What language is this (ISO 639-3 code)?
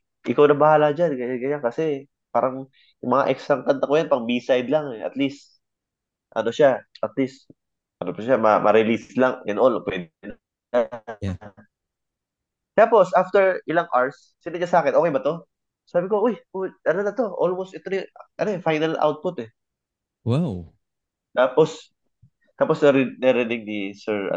fil